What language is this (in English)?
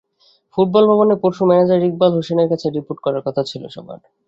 Bangla